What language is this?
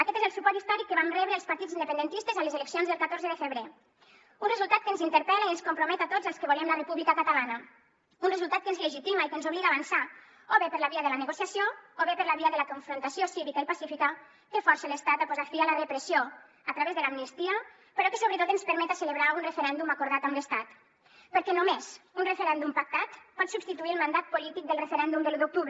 Catalan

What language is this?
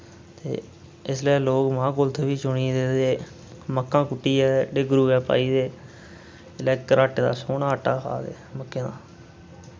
Dogri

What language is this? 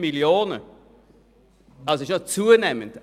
Swiss German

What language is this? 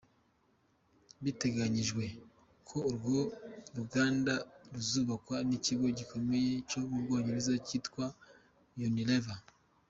Kinyarwanda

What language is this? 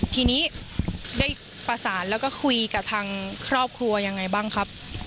Thai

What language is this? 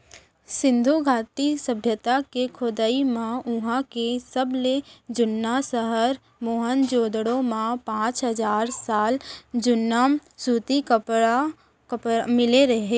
Chhattisgarhi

